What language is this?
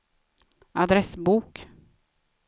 Swedish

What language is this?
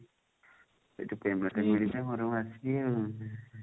Odia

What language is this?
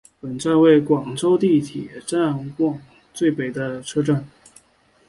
Chinese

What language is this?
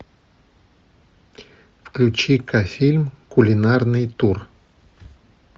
Russian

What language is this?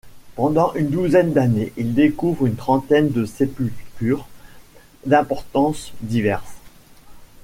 French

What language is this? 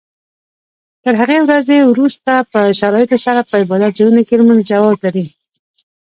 Pashto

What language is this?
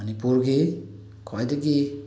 Manipuri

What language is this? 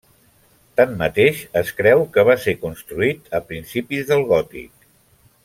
Catalan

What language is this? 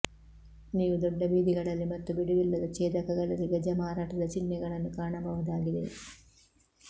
Kannada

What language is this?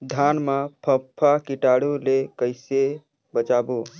Chhattisgarhi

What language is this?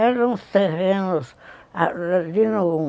Portuguese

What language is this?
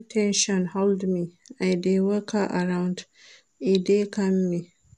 Nigerian Pidgin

